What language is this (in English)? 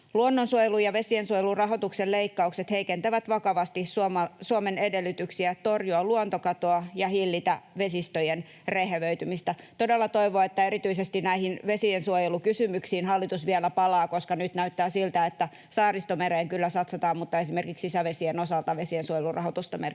Finnish